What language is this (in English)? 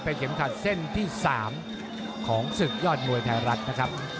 Thai